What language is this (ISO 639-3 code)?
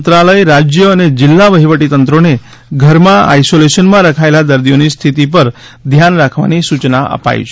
guj